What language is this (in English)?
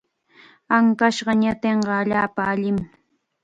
Chiquián Ancash Quechua